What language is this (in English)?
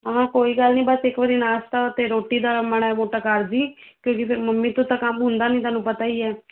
Punjabi